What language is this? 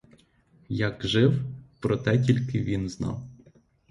Ukrainian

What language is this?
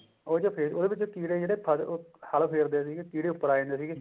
Punjabi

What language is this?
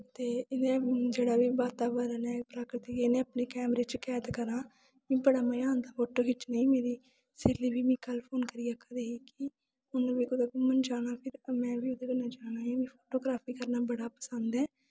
Dogri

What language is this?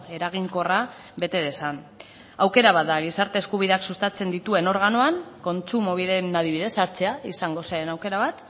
Basque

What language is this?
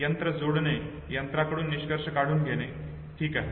Marathi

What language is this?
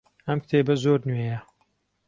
Central Kurdish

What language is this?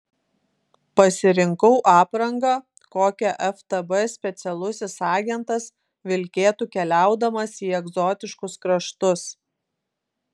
Lithuanian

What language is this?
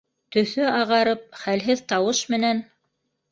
Bashkir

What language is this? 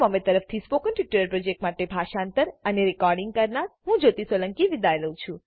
Gujarati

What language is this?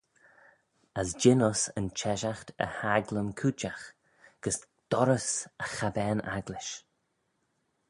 Manx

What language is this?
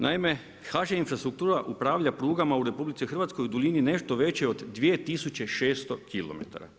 Croatian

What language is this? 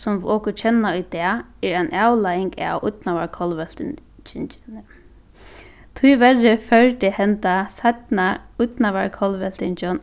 Faroese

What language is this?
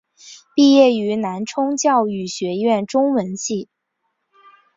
Chinese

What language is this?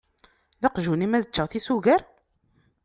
Kabyle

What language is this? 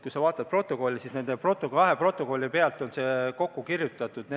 Estonian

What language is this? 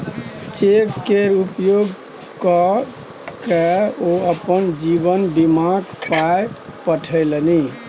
Maithili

